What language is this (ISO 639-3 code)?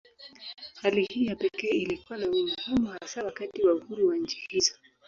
swa